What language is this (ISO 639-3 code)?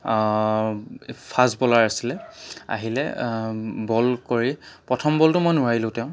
asm